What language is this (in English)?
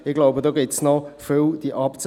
Swiss German